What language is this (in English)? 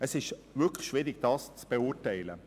Swiss German